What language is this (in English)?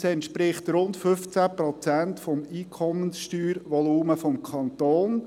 Swiss German